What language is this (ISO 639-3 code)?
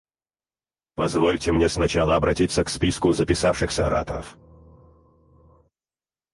rus